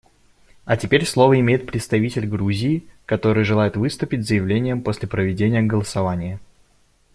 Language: Russian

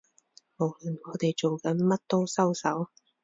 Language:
Cantonese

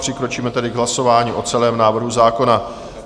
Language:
Czech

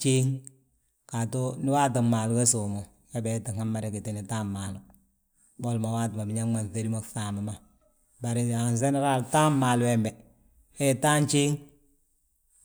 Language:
Balanta-Ganja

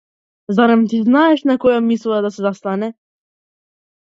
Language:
Macedonian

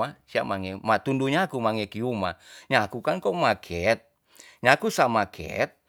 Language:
Tonsea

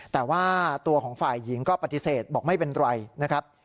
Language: Thai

